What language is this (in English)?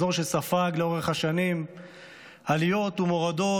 Hebrew